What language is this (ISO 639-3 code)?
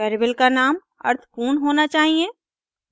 hin